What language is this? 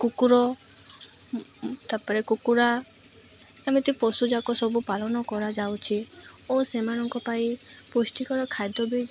Odia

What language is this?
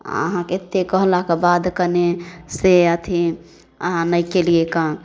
Maithili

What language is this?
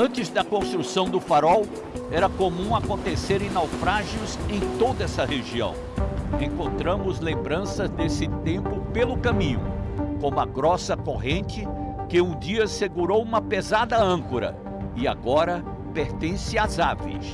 Portuguese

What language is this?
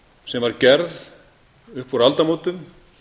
Icelandic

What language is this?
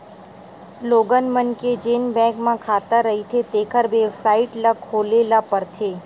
Chhattisgarhi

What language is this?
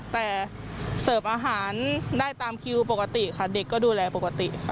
Thai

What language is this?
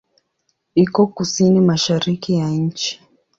Swahili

